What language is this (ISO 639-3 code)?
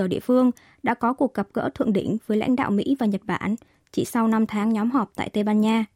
vie